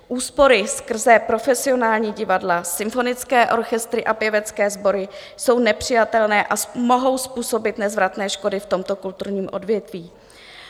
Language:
Czech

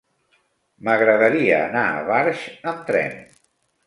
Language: Catalan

